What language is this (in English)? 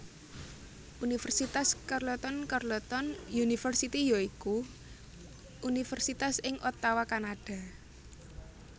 Javanese